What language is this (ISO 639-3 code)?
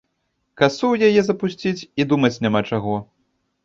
bel